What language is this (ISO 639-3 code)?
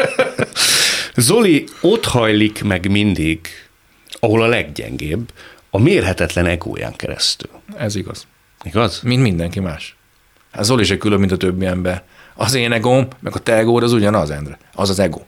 hun